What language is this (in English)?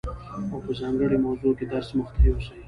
Pashto